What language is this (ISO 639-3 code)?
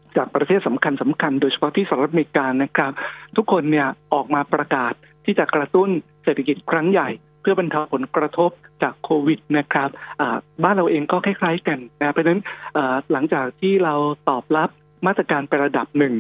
tha